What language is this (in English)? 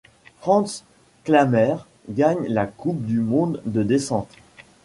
French